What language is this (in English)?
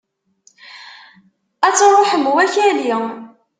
Kabyle